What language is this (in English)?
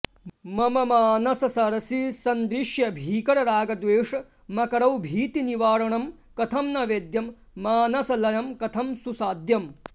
Sanskrit